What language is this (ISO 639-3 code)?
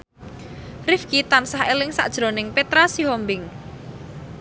jav